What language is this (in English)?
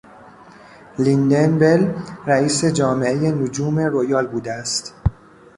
Persian